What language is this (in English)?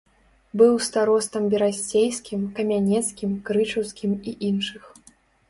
Belarusian